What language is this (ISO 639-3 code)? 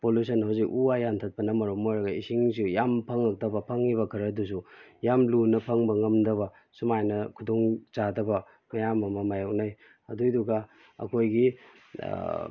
mni